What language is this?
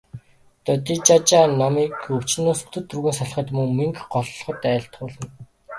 Mongolian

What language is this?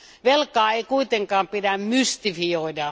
Finnish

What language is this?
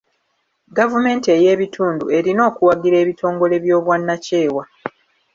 Ganda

